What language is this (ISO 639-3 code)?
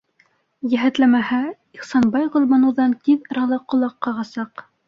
bak